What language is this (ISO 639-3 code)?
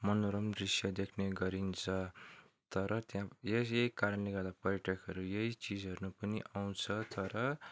nep